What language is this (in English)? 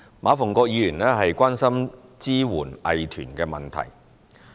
Cantonese